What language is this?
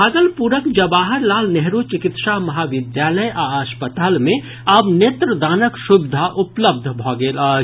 Maithili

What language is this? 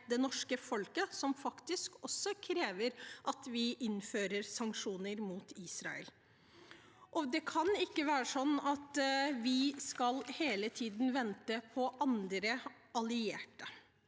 Norwegian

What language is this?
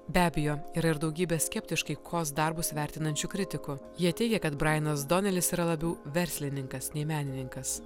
Lithuanian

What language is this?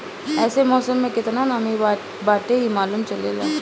Bhojpuri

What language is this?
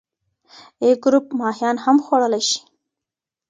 Pashto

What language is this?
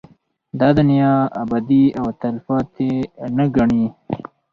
Pashto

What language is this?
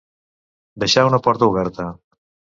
Catalan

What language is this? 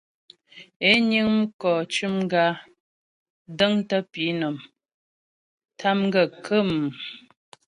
Ghomala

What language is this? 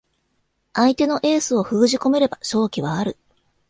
Japanese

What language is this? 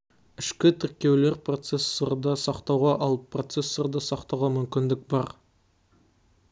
Kazakh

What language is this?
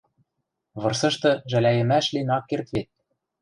Western Mari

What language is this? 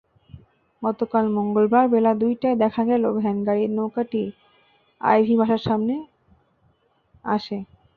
Bangla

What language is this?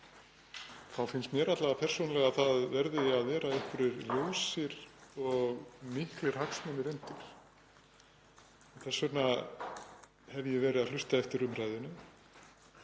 Icelandic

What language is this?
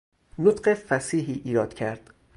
Persian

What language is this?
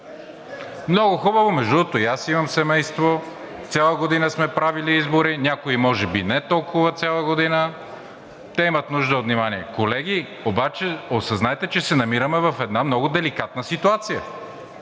Bulgarian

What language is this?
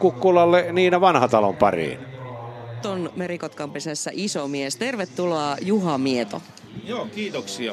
Finnish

